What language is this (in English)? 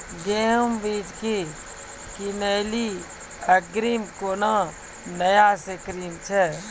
Maithili